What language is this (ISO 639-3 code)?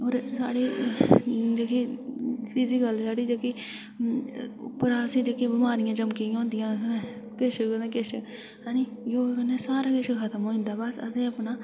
doi